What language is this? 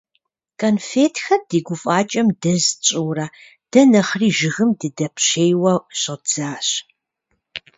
Kabardian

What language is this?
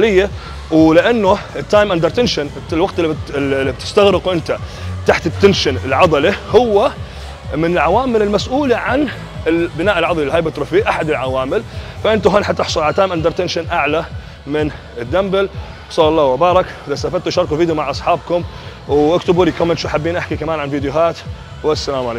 Arabic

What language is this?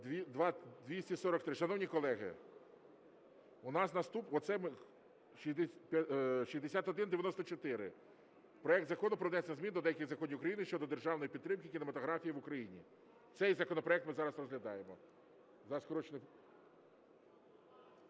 Ukrainian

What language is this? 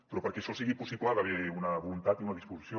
Catalan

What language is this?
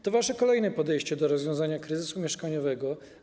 Polish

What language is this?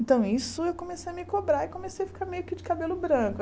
Portuguese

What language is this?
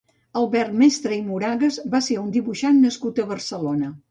Catalan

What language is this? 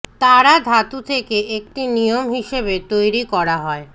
Bangla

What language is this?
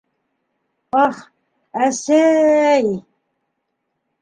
Bashkir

